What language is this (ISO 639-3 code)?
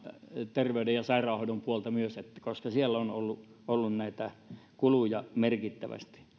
fin